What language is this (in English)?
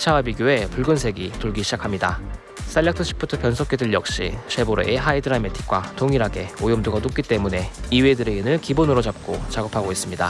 Korean